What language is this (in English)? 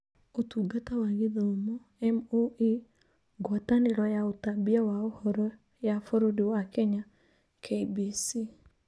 Kikuyu